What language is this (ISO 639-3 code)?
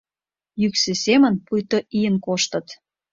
chm